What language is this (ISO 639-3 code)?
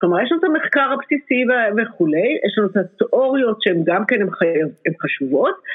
heb